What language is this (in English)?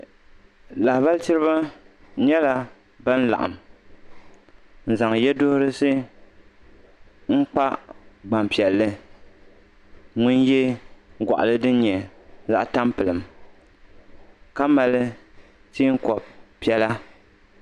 Dagbani